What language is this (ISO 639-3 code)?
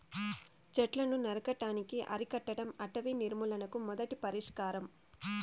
tel